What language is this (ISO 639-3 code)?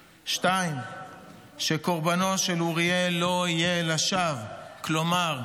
heb